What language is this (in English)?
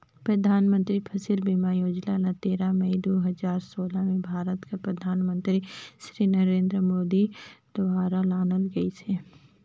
Chhattisgarhi